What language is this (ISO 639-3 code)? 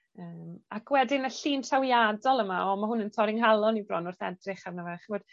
cym